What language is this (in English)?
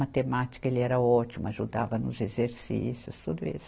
Portuguese